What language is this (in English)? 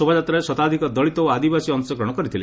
Odia